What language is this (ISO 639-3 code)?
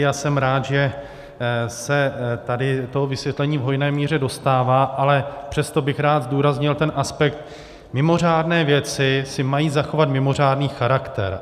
ces